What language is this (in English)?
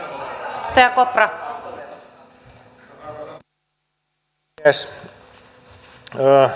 Finnish